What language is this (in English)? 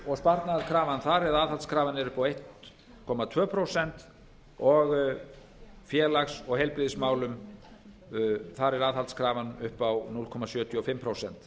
Icelandic